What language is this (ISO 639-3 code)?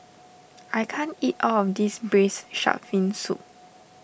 eng